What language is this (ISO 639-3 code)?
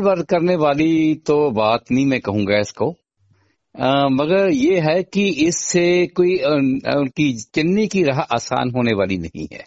hin